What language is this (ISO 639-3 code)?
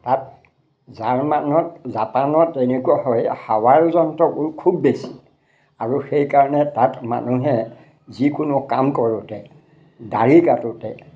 asm